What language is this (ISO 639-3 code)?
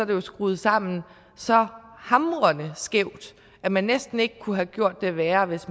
dan